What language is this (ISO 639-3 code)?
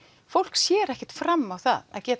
isl